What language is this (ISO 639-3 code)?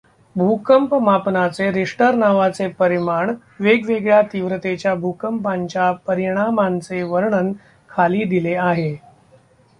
mar